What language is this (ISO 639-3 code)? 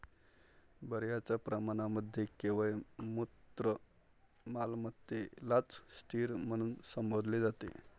mar